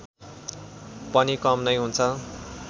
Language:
Nepali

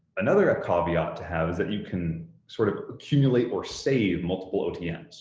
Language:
English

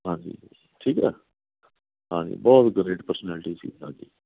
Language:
Punjabi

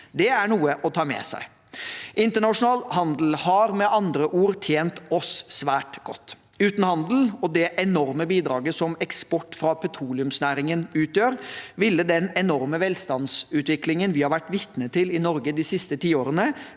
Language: Norwegian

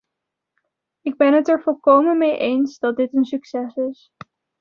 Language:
Dutch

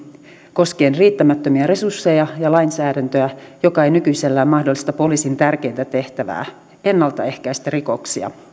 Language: Finnish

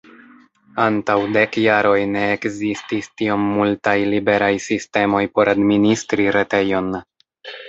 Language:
Esperanto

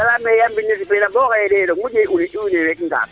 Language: Serer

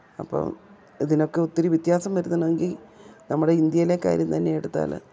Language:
Malayalam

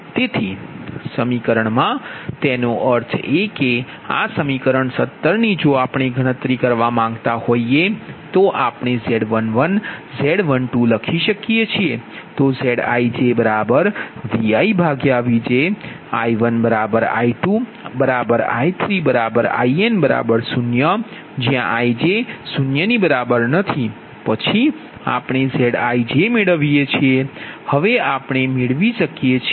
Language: Gujarati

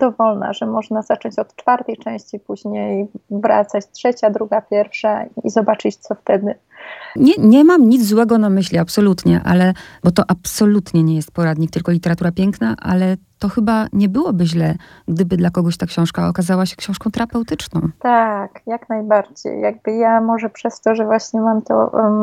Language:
Polish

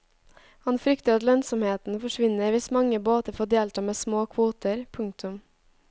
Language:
Norwegian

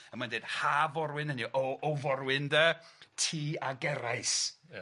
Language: Welsh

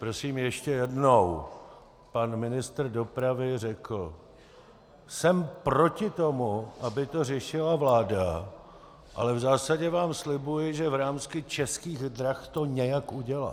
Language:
Czech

